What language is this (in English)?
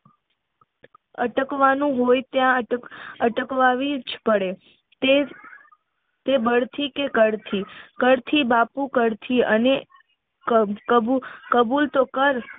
Gujarati